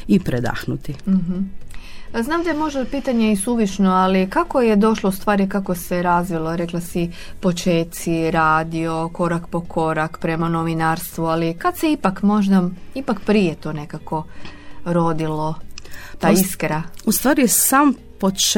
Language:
Croatian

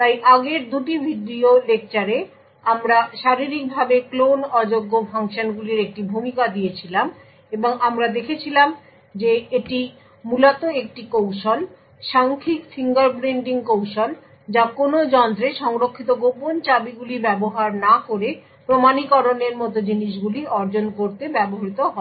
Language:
Bangla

